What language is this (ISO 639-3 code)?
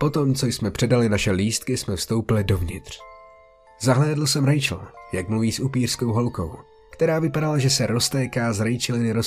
ces